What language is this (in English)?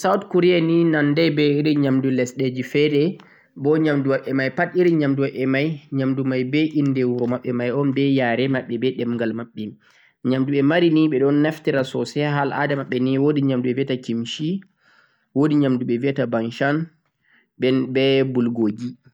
Central-Eastern Niger Fulfulde